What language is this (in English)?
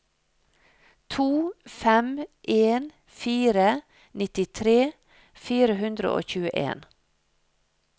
Norwegian